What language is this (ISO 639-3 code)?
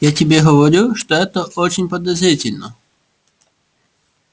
rus